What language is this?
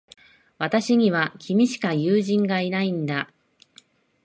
Japanese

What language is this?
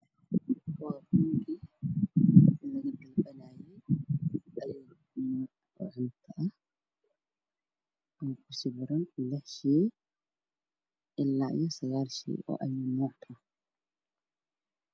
Somali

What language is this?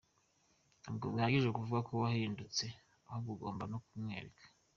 Kinyarwanda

